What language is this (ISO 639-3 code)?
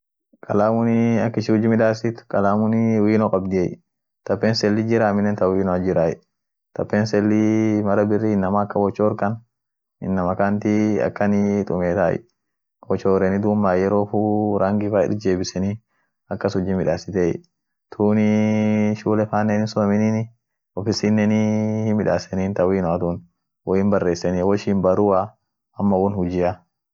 orc